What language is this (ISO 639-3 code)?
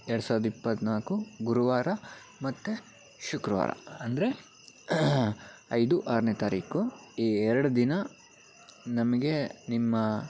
kan